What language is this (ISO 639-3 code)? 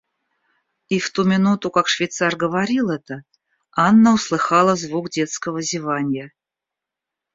rus